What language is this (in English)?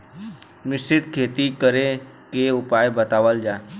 Bhojpuri